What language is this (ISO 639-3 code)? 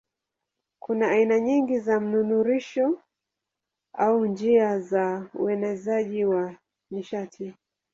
swa